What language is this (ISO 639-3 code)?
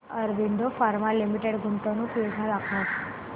mar